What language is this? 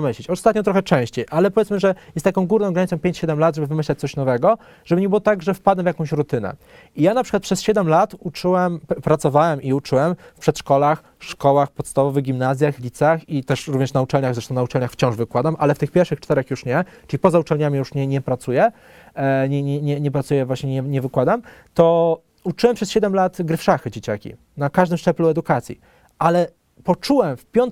Polish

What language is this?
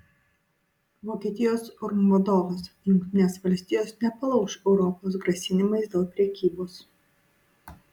Lithuanian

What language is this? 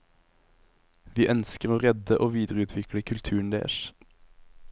Norwegian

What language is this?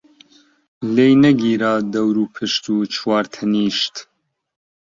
Central Kurdish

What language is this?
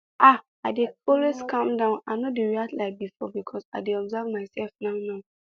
Nigerian Pidgin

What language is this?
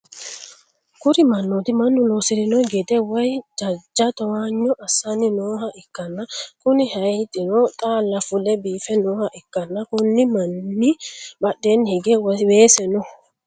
Sidamo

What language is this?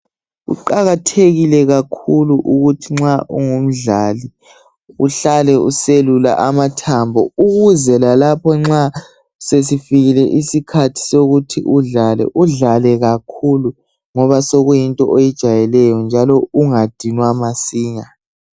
North Ndebele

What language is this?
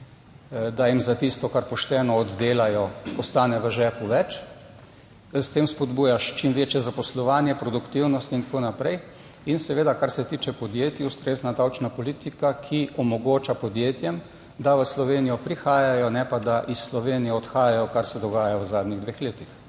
Slovenian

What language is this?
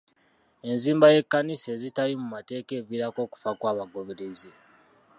Ganda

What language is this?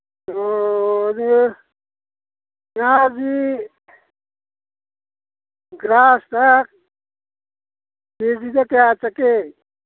Manipuri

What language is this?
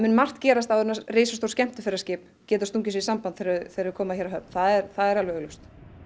Icelandic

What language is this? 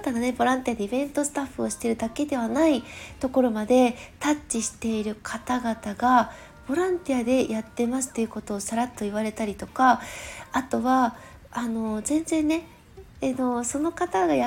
Japanese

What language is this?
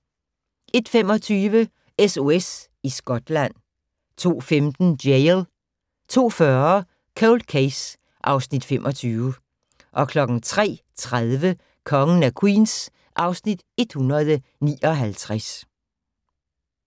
Danish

